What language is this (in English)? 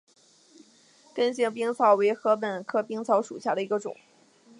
Chinese